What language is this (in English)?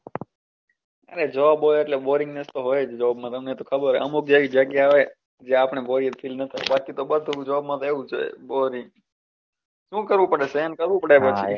Gujarati